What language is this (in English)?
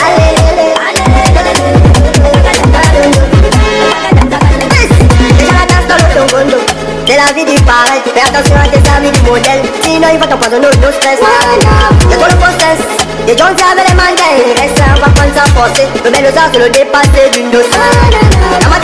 French